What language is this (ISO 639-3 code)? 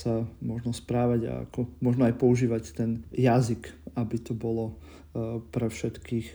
slk